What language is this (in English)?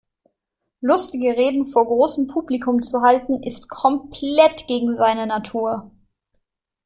German